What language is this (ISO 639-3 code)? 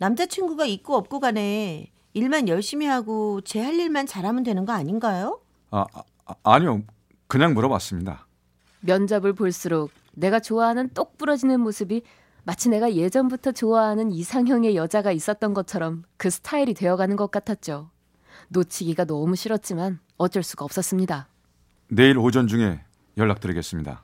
kor